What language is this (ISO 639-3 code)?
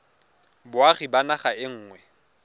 tsn